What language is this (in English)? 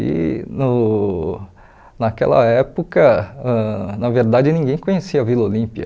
Portuguese